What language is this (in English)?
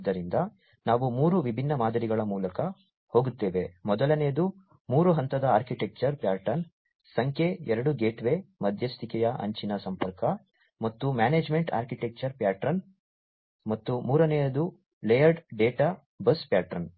Kannada